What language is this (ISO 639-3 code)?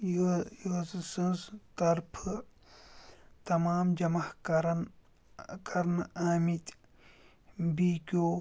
kas